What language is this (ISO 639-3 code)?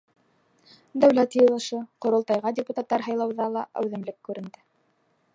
bak